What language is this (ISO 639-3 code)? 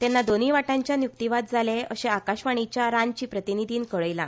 kok